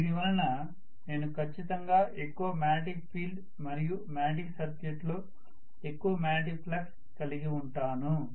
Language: Telugu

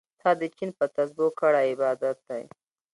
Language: Pashto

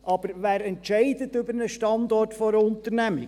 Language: Swiss German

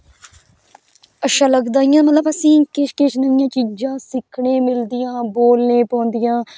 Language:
Dogri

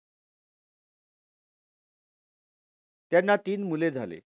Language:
Marathi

